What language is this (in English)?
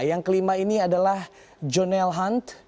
Indonesian